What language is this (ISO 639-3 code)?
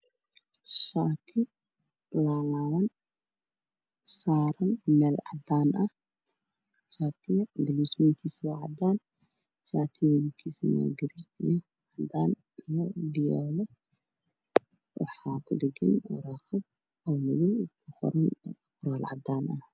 som